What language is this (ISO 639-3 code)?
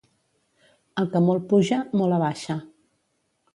cat